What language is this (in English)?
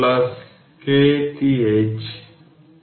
Bangla